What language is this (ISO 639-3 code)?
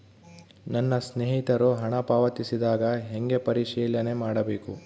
kan